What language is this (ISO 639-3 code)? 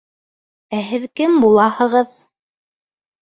bak